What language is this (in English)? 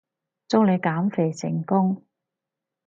Cantonese